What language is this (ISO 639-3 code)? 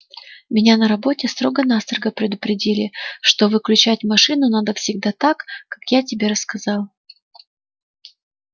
rus